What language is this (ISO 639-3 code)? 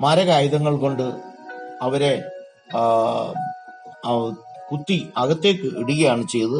mal